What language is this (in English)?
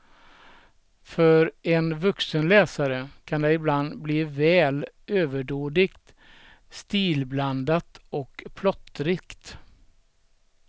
Swedish